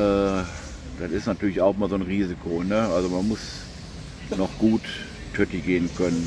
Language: German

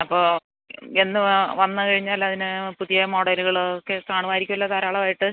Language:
Malayalam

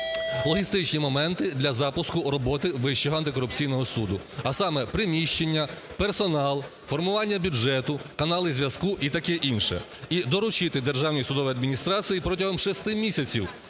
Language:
Ukrainian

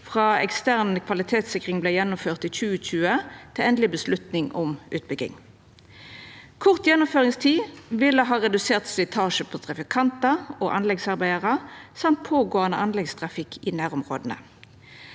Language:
Norwegian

